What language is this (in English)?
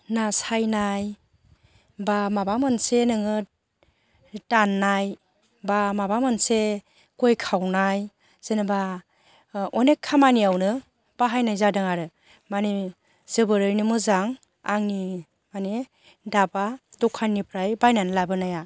Bodo